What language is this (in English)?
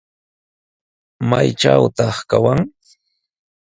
Sihuas Ancash Quechua